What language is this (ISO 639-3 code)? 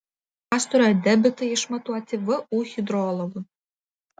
lit